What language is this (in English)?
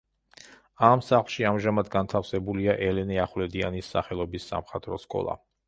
Georgian